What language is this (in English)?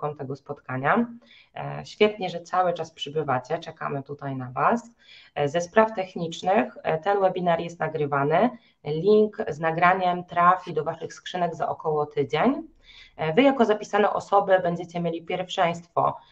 Polish